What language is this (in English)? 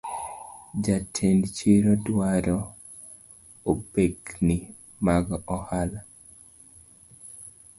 Luo (Kenya and Tanzania)